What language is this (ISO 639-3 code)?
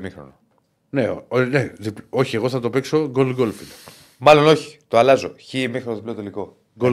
ell